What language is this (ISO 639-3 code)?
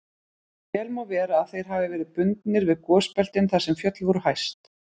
isl